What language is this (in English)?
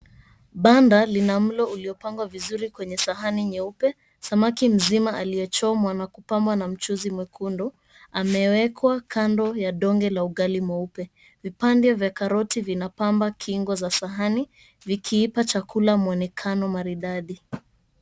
Swahili